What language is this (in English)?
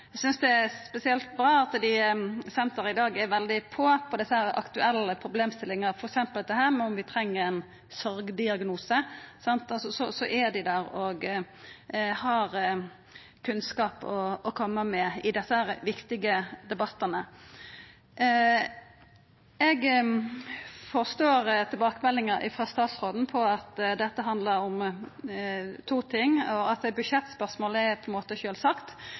Norwegian Nynorsk